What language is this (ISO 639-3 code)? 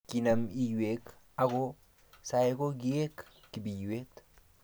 kln